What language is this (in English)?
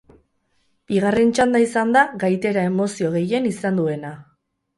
Basque